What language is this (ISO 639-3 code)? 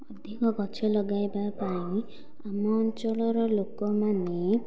ori